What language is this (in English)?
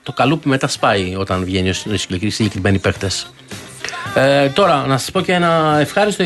Greek